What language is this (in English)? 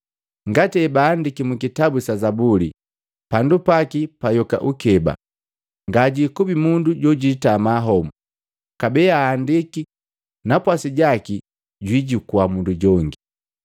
Matengo